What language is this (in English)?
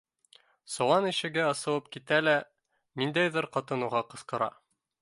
Bashkir